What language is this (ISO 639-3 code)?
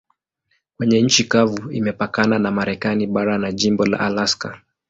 swa